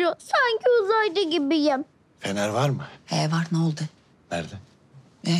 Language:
Turkish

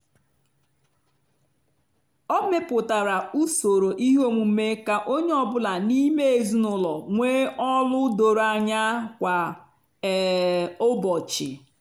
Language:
Igbo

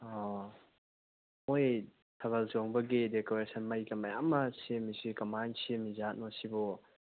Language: Manipuri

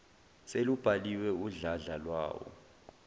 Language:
Zulu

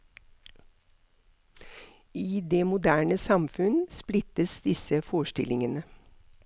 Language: Norwegian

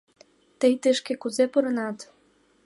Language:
Mari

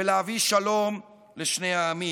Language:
Hebrew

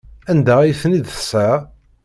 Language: Kabyle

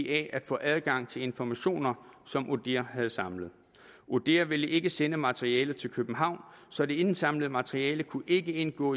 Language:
Danish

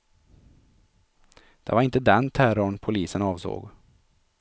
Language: Swedish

